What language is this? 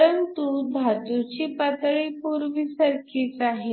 Marathi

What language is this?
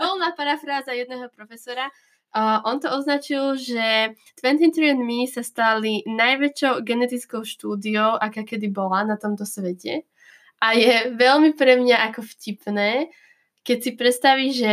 Slovak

